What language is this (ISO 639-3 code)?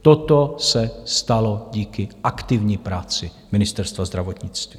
ces